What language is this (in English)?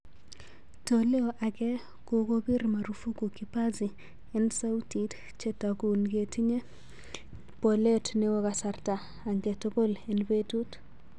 Kalenjin